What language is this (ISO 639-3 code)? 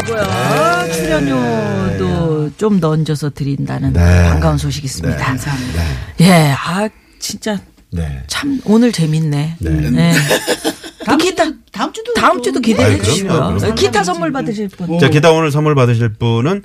kor